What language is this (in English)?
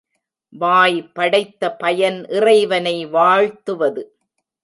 Tamil